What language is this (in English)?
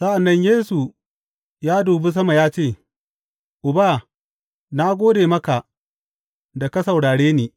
Hausa